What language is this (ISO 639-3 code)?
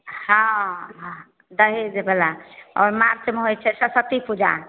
mai